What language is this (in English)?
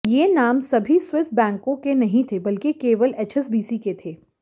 Hindi